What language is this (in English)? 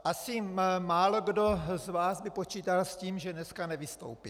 Czech